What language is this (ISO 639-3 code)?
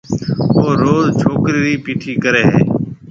mve